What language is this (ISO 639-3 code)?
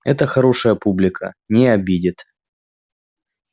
rus